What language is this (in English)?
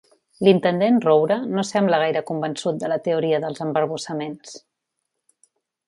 Catalan